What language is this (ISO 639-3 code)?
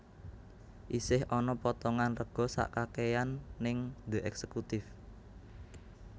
jav